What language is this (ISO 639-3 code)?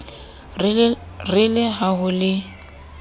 sot